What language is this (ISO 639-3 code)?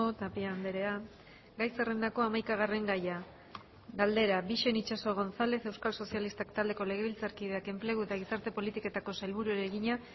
eus